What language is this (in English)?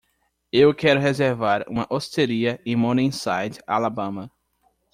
Portuguese